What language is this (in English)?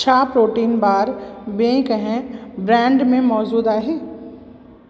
Sindhi